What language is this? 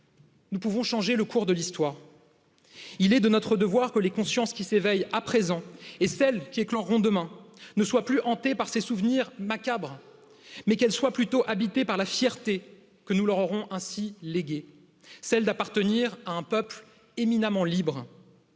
French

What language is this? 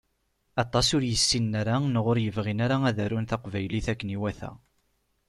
Kabyle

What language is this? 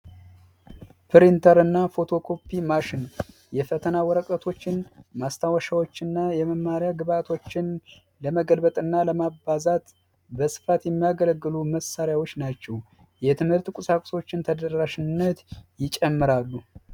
Amharic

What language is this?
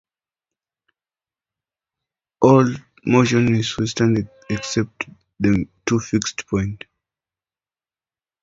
English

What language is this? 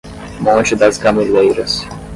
Portuguese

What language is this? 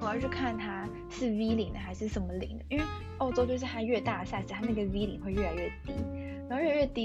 Chinese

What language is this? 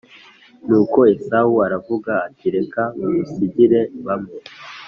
Kinyarwanda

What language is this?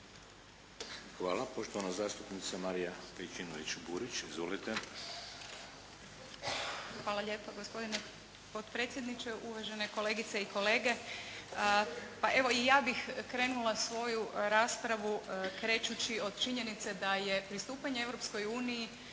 Croatian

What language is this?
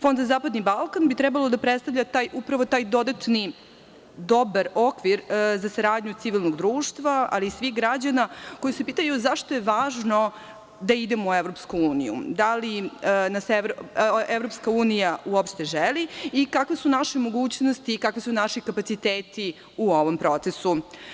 Serbian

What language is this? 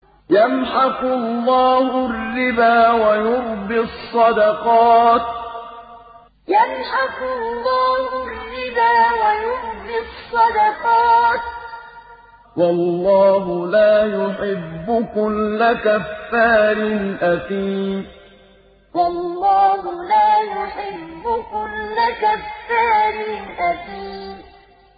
Arabic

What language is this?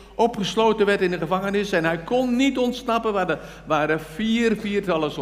Dutch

